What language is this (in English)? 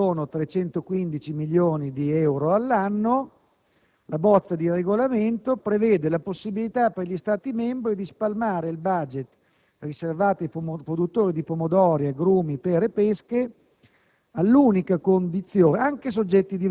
Italian